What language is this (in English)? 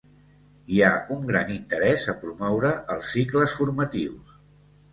Catalan